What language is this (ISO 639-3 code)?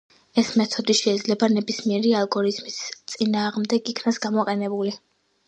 kat